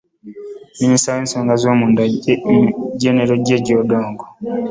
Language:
Ganda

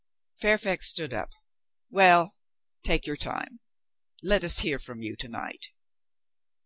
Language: English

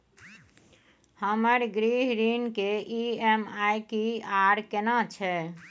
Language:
Maithili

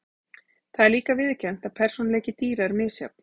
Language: Icelandic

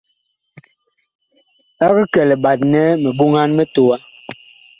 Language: Bakoko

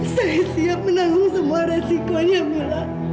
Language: Indonesian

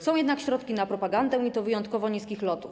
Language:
Polish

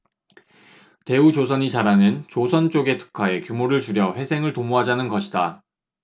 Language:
Korean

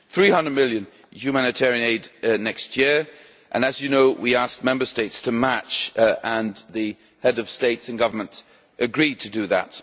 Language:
English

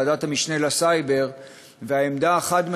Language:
Hebrew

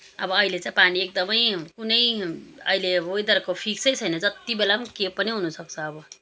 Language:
Nepali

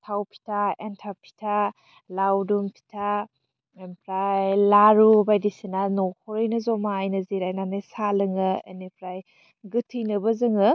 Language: Bodo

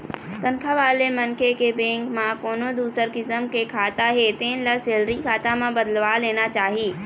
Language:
Chhattisgarhi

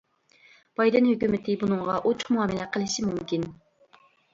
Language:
Uyghur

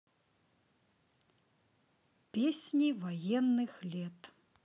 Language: Russian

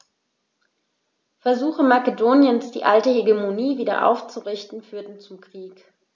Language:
German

